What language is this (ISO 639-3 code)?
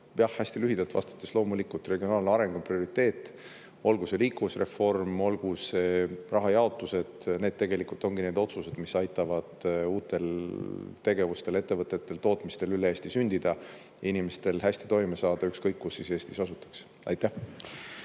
est